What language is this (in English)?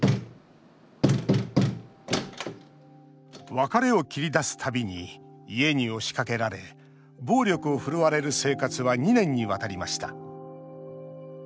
Japanese